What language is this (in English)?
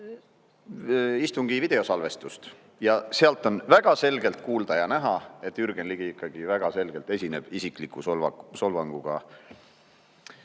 Estonian